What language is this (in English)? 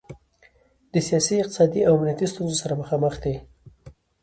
Pashto